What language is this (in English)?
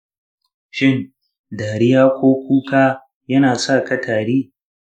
Hausa